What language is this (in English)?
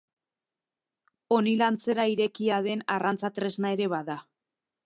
Basque